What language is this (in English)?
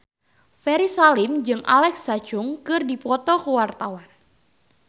Sundanese